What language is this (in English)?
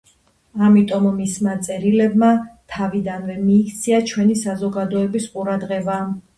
Georgian